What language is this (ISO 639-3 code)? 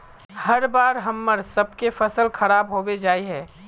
mag